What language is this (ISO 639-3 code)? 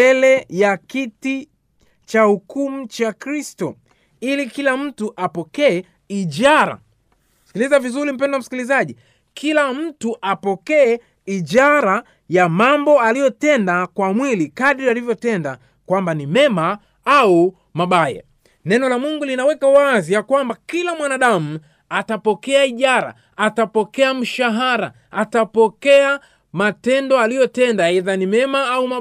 swa